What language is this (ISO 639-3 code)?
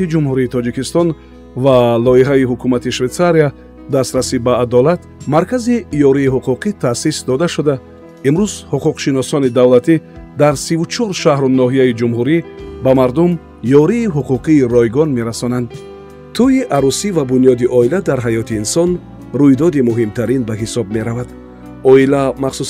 fas